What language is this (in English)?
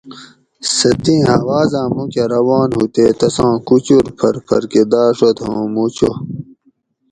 Gawri